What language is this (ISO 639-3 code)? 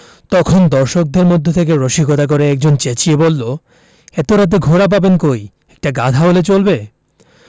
ben